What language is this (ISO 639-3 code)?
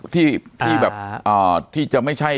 tha